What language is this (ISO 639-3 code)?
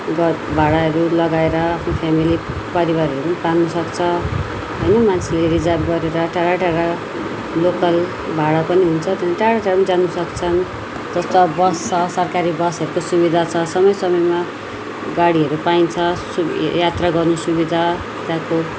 nep